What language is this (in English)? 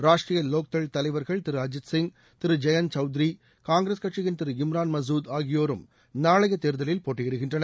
Tamil